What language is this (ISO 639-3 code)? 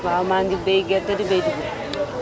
wol